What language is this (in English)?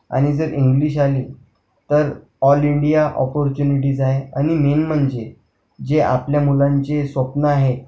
Marathi